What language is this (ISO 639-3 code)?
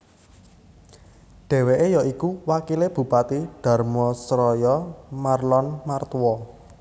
jav